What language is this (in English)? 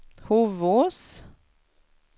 Swedish